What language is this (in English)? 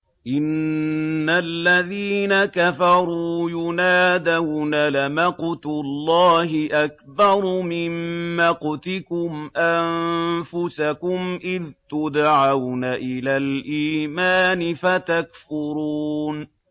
Arabic